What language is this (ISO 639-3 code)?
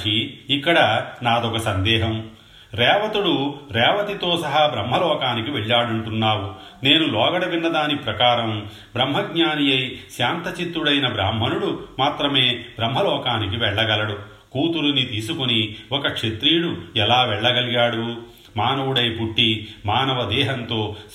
tel